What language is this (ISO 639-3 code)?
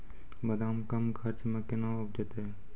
mai